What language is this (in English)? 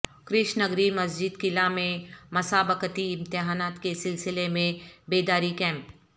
Urdu